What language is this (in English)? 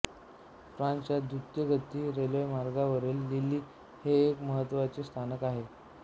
Marathi